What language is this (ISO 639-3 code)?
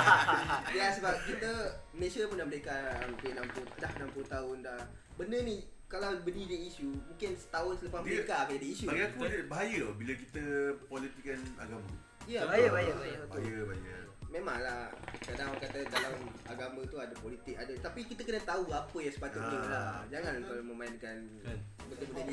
msa